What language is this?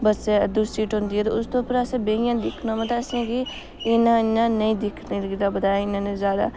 Dogri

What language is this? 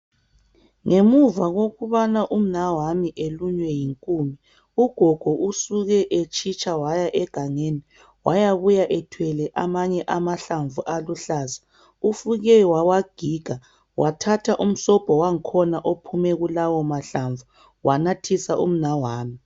North Ndebele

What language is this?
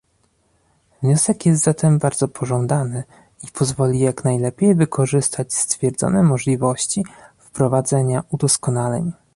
Polish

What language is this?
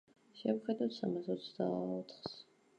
Georgian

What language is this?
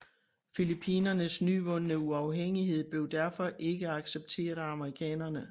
Danish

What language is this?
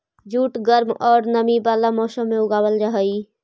Magahi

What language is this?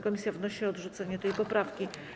Polish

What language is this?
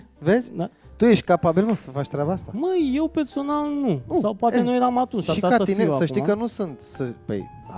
Romanian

